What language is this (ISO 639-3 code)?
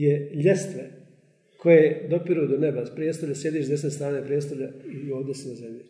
hrv